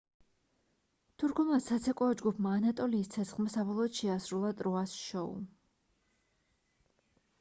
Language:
Georgian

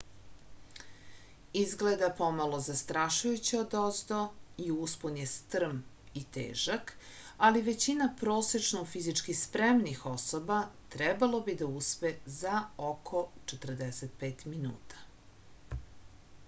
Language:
Serbian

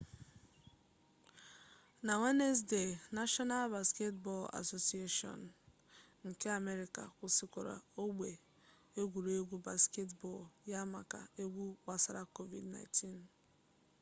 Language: Igbo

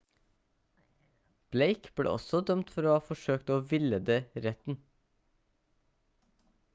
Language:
Norwegian Bokmål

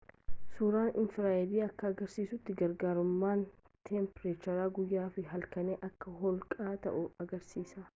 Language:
Oromo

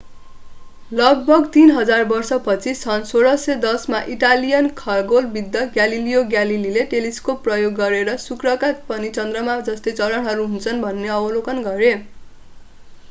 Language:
Nepali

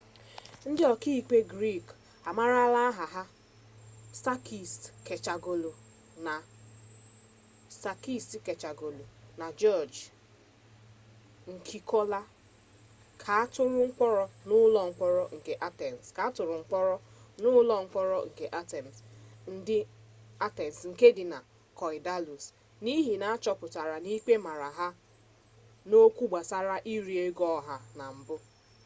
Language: Igbo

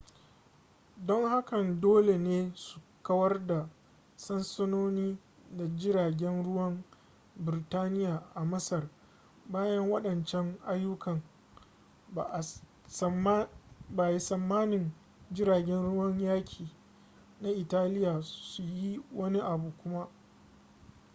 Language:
Hausa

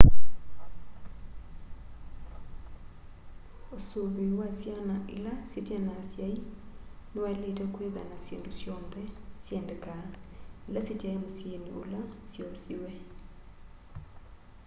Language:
Kamba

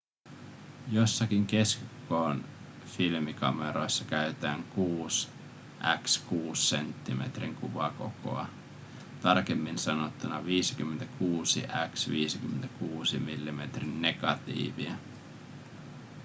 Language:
Finnish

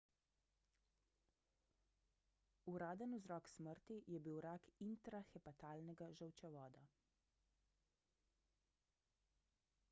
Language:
Slovenian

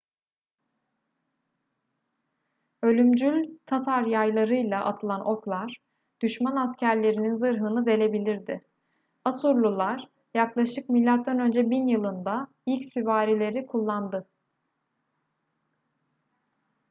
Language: Turkish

